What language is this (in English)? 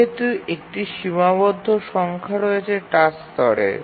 Bangla